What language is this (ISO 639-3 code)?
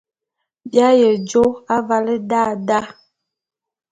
bum